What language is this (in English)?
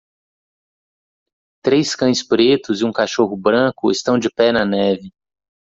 Portuguese